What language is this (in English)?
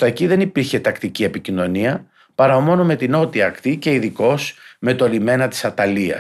Greek